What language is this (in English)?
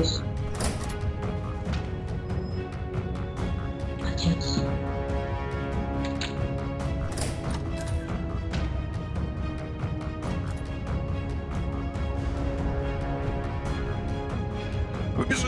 Russian